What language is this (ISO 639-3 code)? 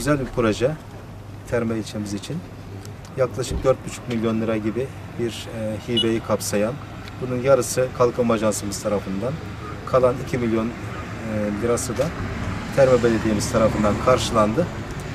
tur